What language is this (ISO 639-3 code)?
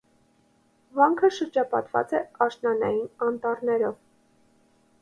hye